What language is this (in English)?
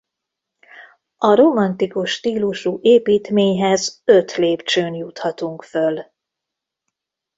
Hungarian